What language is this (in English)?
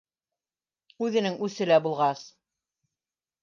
Bashkir